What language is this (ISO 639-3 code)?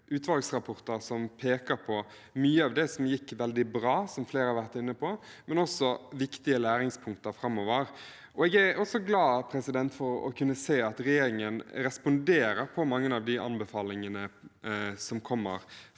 nor